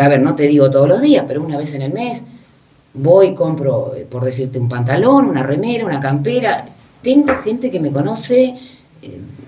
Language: Spanish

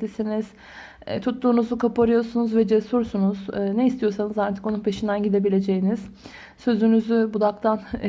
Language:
Turkish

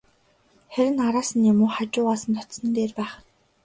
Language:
Mongolian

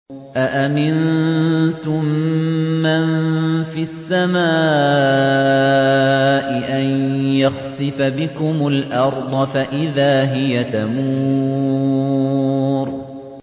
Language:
Arabic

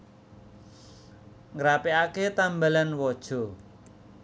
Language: Javanese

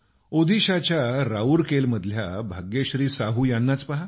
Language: Marathi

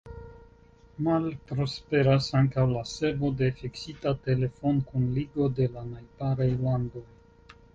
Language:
Esperanto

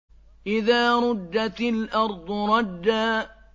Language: Arabic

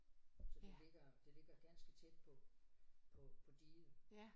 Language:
Danish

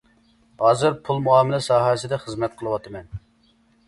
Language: Uyghur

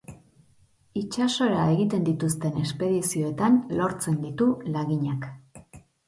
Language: Basque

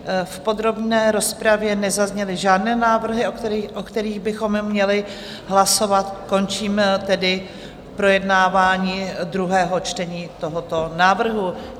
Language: Czech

